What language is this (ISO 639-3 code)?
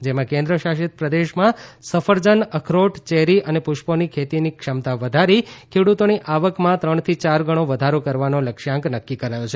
guj